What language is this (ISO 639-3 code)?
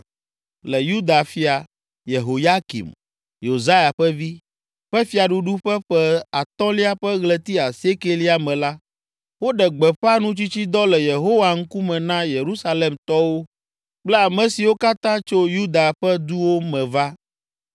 ewe